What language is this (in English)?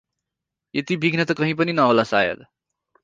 Nepali